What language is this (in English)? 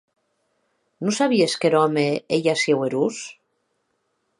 Occitan